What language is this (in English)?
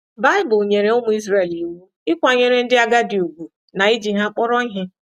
Igbo